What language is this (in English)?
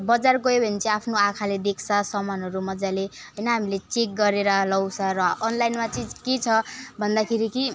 Nepali